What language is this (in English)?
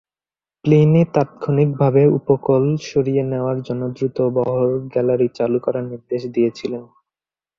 Bangla